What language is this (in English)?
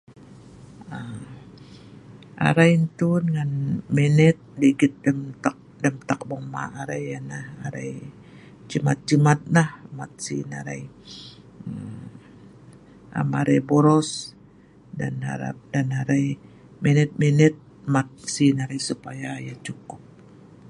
Sa'ban